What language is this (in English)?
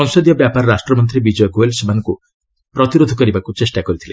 Odia